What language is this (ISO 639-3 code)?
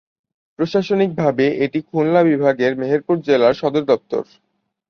ben